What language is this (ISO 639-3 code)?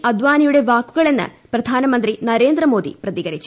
mal